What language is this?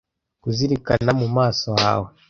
Kinyarwanda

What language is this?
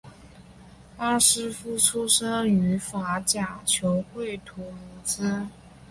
Chinese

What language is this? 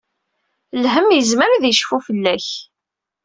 Kabyle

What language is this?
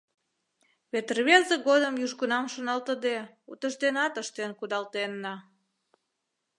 Mari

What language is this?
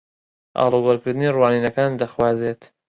Central Kurdish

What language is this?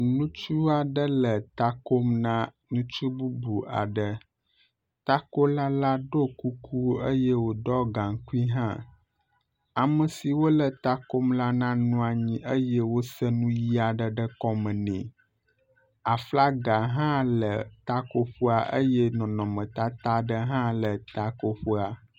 Ewe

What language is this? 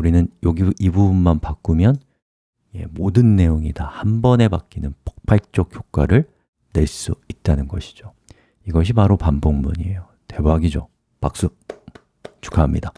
Korean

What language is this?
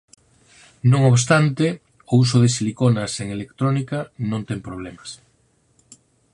Galician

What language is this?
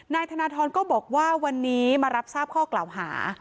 Thai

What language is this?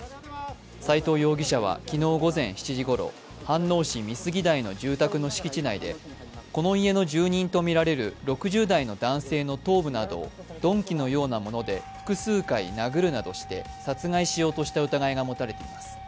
Japanese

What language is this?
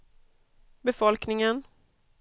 Swedish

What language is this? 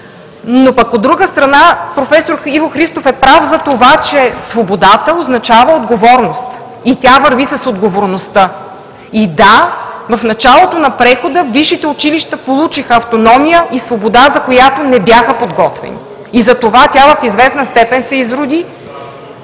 Bulgarian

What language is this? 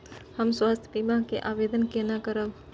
Maithili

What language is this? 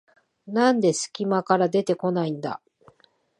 Japanese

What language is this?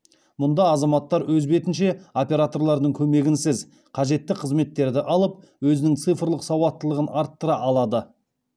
Kazakh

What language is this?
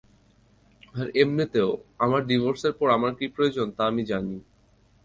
Bangla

